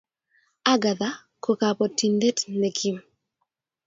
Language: Kalenjin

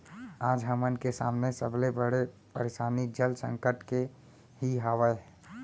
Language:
Chhattisgarhi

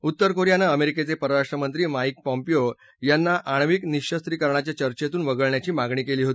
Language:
Marathi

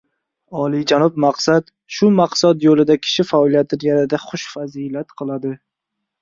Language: Uzbek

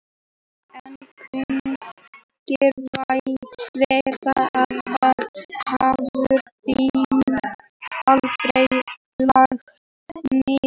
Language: Icelandic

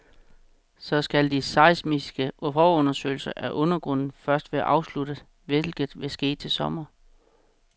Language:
Danish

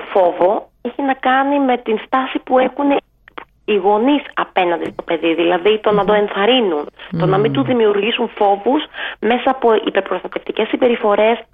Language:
Greek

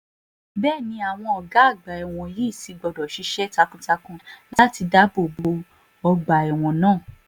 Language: Yoruba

